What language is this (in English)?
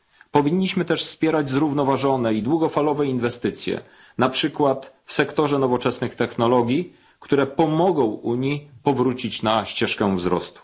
Polish